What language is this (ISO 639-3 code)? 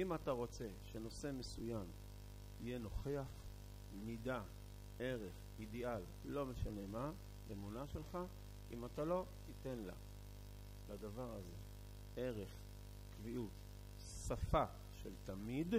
heb